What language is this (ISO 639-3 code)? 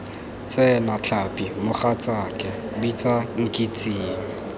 tsn